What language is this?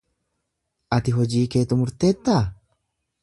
Oromo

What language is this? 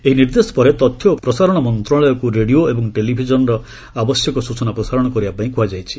Odia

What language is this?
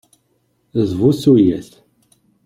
Kabyle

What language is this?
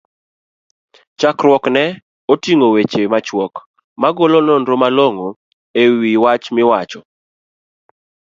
Luo (Kenya and Tanzania)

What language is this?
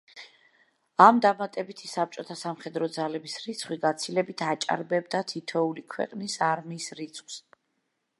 Georgian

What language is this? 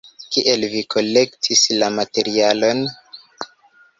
Esperanto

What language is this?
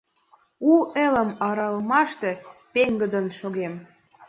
Mari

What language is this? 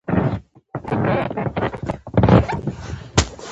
Pashto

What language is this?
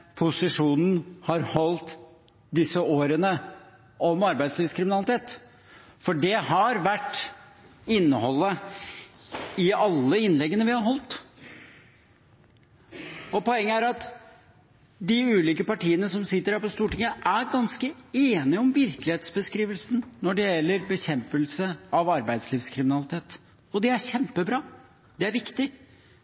Norwegian Bokmål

